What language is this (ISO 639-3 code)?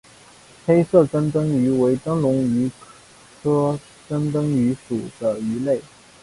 zho